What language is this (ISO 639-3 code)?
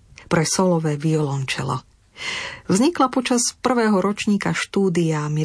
slk